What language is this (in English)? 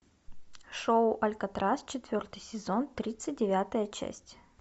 Russian